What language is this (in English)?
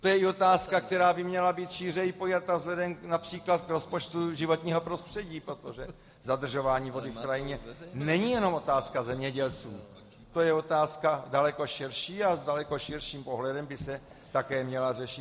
Czech